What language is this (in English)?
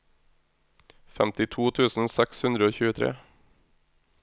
Norwegian